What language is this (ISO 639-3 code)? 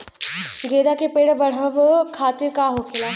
bho